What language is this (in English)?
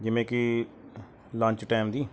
Punjabi